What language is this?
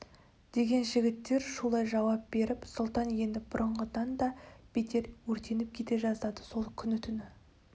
Kazakh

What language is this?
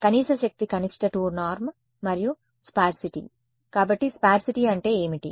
Telugu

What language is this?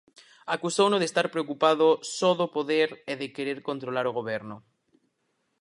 Galician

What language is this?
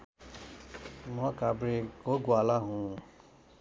Nepali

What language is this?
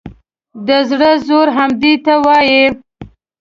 Pashto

